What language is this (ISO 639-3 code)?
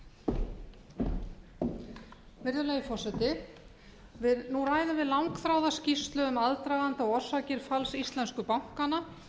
isl